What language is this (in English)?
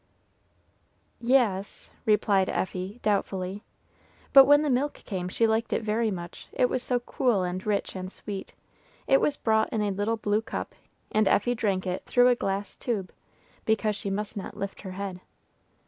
English